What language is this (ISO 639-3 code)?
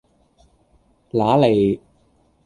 yue